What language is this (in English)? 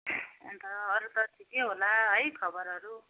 Nepali